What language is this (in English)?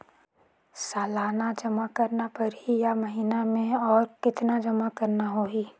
Chhattisgarhi